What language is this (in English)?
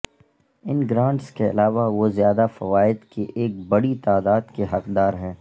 Urdu